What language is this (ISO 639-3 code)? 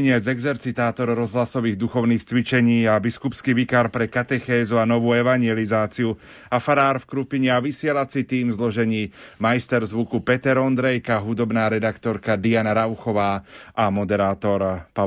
slk